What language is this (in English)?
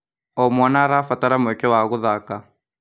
Kikuyu